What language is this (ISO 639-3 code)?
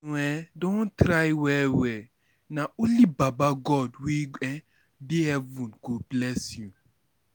pcm